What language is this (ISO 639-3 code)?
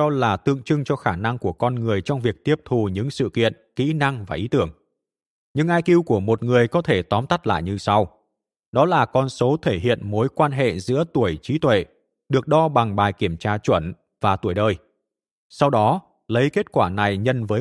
vie